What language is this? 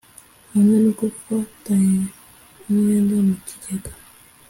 Kinyarwanda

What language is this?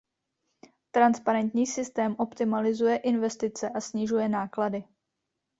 Czech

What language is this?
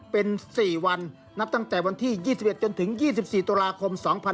Thai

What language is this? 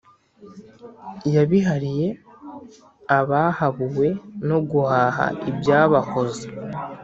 Kinyarwanda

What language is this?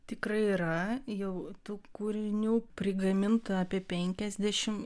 Lithuanian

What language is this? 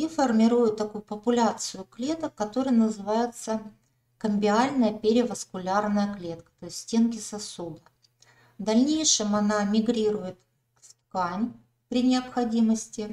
Russian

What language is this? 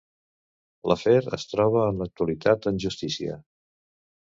Catalan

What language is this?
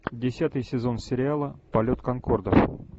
Russian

